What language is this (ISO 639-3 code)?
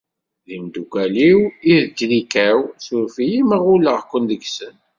kab